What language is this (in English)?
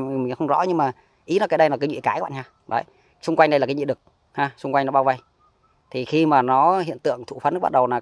Vietnamese